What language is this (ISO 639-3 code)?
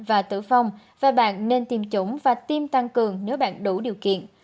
vie